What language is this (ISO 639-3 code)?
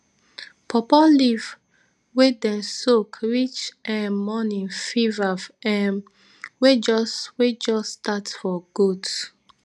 pcm